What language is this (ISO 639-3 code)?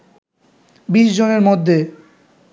ben